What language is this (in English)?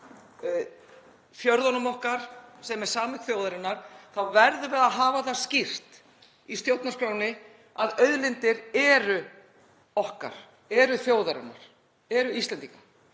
Icelandic